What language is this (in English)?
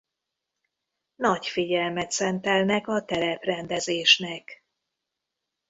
Hungarian